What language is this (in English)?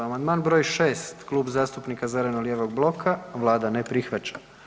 Croatian